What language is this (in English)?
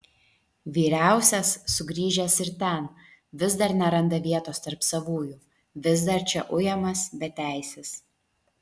Lithuanian